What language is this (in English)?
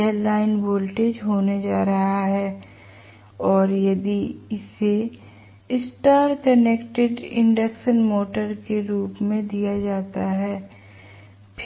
Hindi